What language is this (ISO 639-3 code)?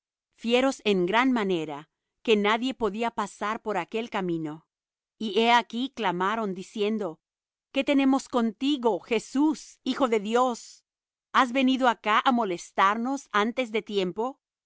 spa